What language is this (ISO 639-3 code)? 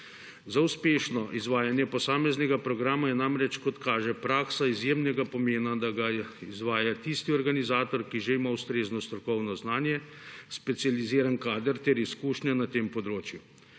slv